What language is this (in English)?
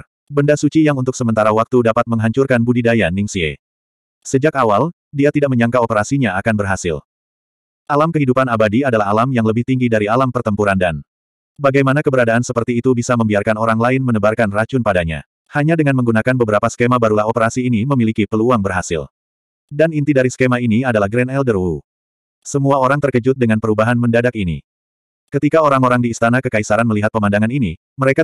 Indonesian